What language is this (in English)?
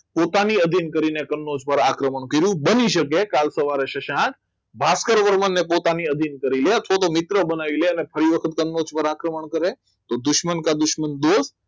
Gujarati